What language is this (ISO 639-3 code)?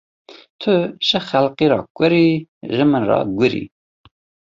kur